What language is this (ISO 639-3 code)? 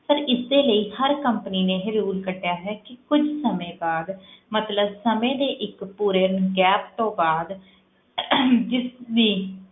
pan